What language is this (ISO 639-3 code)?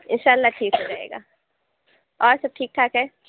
urd